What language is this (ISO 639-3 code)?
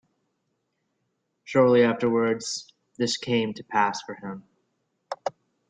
eng